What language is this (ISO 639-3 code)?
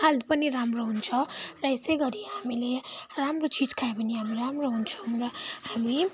nep